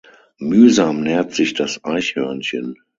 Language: German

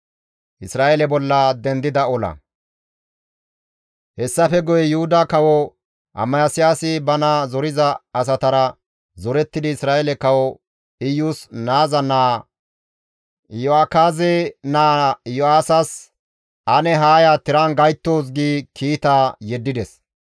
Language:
Gamo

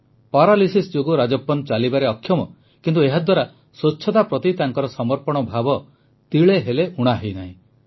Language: Odia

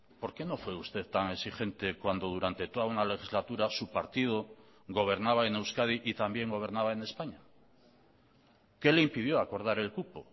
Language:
Spanish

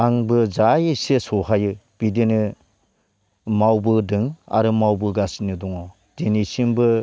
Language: Bodo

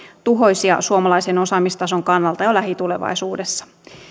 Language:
Finnish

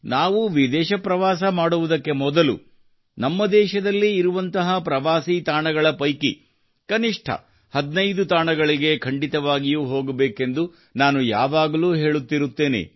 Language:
Kannada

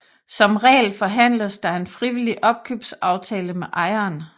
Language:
Danish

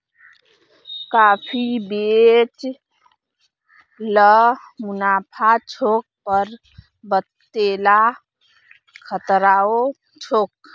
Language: Magahi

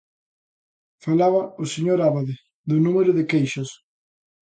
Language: Galician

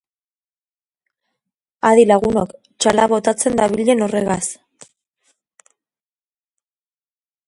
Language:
Basque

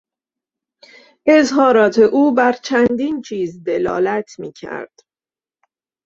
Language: Persian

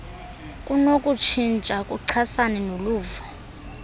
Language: Xhosa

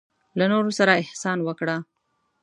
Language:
Pashto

